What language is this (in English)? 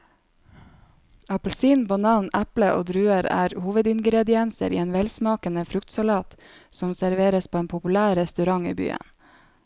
Norwegian